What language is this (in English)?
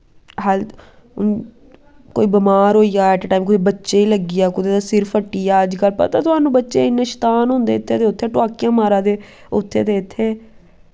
Dogri